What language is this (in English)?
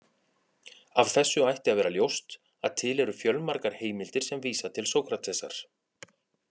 Icelandic